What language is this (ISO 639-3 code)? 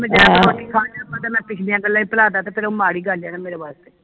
pan